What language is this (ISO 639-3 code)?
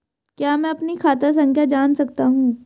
hin